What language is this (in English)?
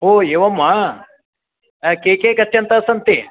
Sanskrit